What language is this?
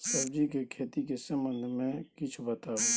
Maithili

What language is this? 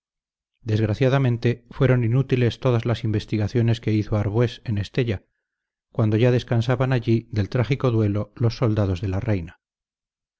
Spanish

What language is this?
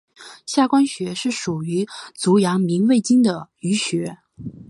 Chinese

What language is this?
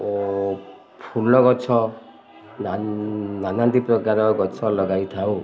Odia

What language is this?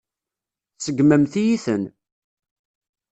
Kabyle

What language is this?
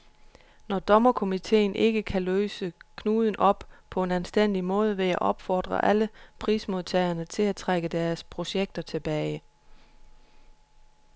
Danish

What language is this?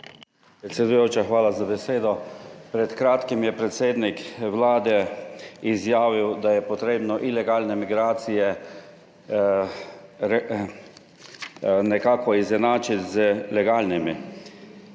Slovenian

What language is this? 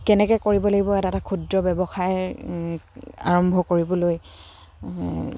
Assamese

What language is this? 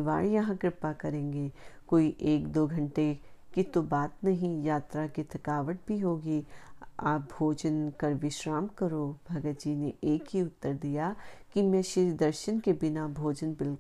Hindi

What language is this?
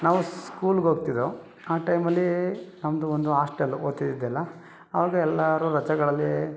Kannada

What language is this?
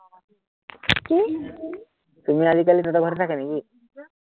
Assamese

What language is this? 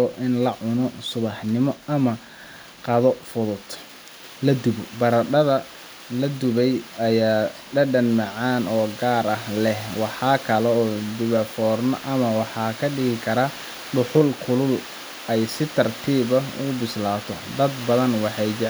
Somali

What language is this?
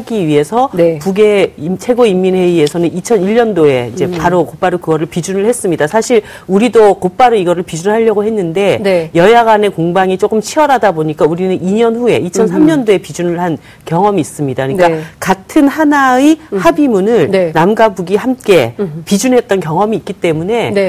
Korean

